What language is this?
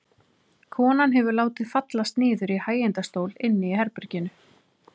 Icelandic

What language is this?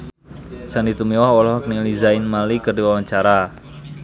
Sundanese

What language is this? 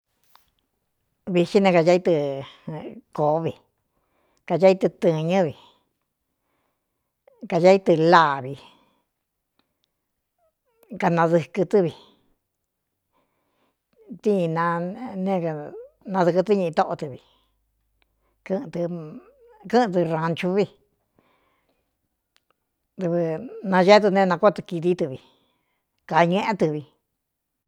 Cuyamecalco Mixtec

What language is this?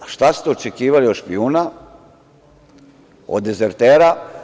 Serbian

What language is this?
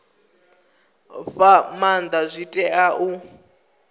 Venda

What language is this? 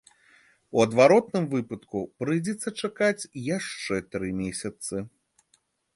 Belarusian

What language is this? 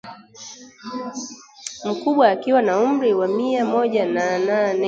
Swahili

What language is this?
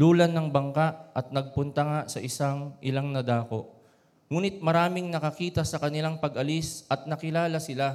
Filipino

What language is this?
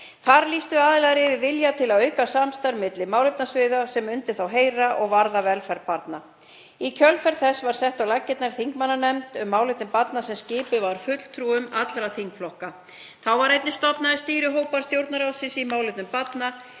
Icelandic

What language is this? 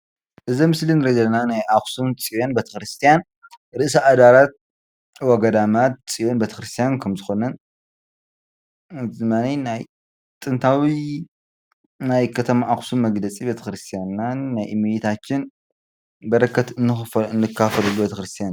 Tigrinya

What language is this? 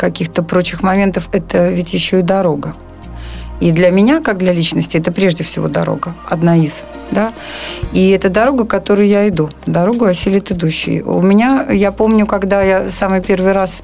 Russian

